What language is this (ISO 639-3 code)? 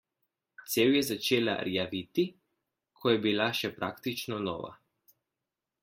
slv